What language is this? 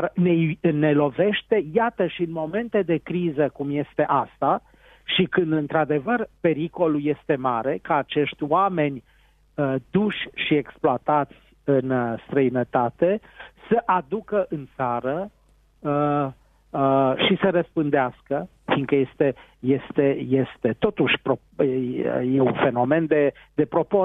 Romanian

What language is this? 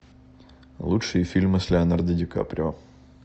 Russian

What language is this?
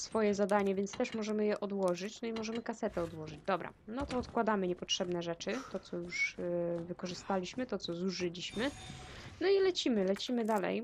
Polish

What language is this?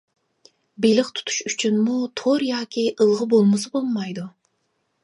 Uyghur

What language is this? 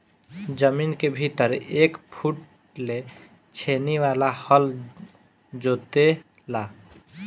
Bhojpuri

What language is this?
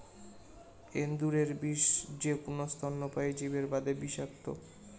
Bangla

